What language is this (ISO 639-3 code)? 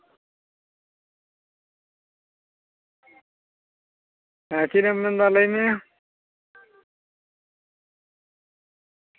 sat